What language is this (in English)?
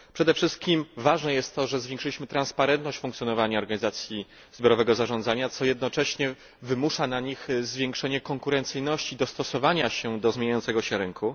Polish